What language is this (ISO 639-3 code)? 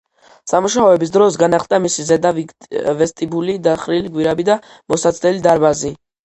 kat